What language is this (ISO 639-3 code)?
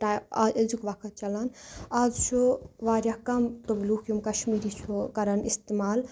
kas